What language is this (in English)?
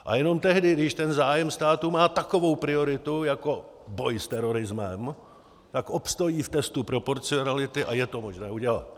Czech